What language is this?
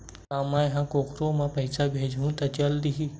Chhattisgarhi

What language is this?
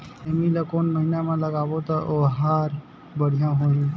Chhattisgarhi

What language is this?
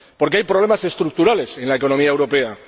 Spanish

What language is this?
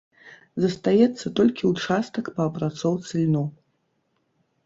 Belarusian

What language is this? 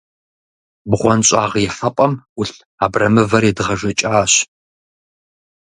Kabardian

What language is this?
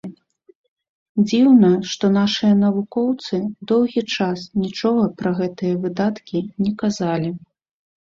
Belarusian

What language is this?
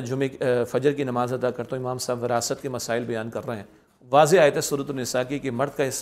Urdu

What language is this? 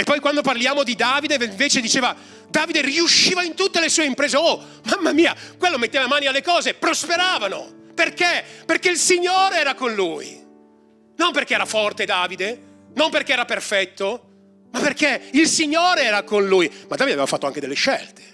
Italian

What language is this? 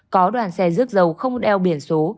Vietnamese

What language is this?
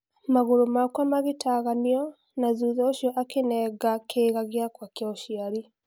Kikuyu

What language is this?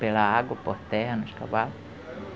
Portuguese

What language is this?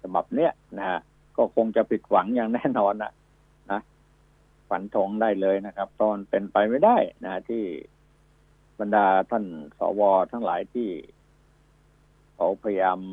Thai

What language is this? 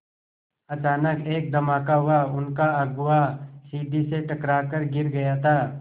Hindi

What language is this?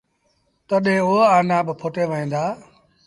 Sindhi Bhil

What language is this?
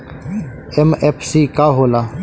Bhojpuri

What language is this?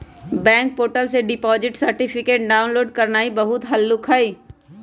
Magahi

